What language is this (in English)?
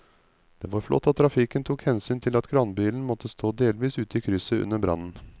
Norwegian